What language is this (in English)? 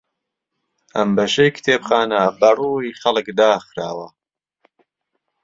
Central Kurdish